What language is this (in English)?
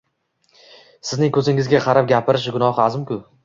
Uzbek